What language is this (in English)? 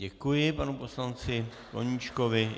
Czech